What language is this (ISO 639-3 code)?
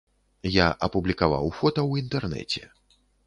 bel